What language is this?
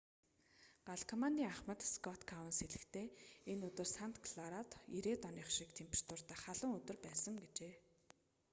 Mongolian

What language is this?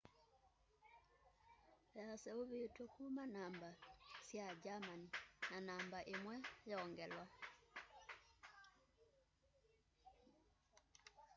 Kamba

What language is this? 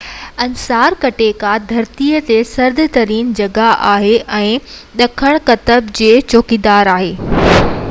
Sindhi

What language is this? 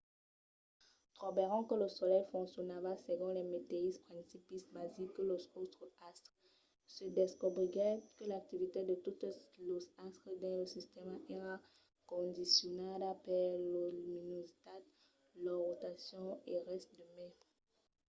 Occitan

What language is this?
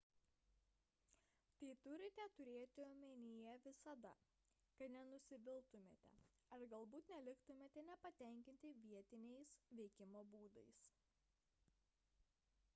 Lithuanian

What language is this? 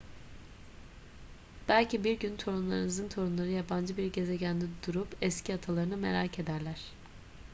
Turkish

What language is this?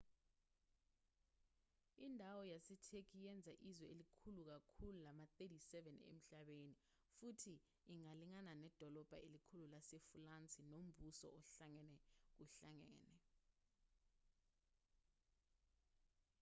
Zulu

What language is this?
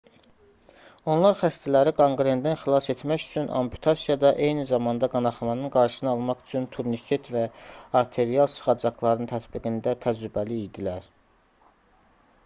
Azerbaijani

